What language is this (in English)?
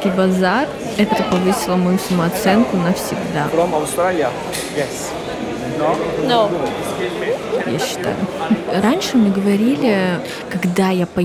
Russian